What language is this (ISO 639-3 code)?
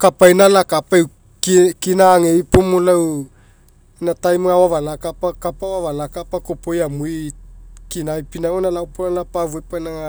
mek